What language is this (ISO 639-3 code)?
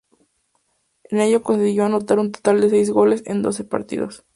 spa